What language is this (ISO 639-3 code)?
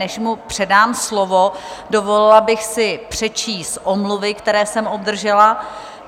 ces